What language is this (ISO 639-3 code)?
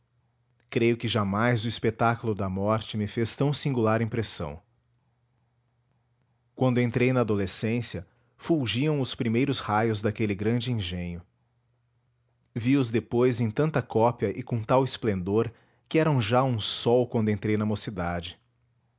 por